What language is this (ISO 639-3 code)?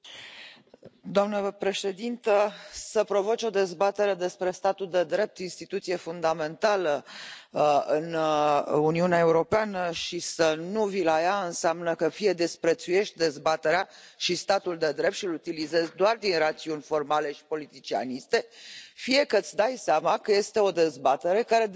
ron